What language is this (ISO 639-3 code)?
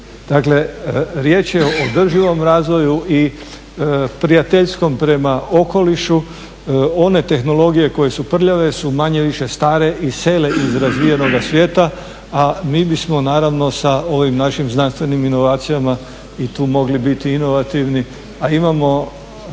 hrv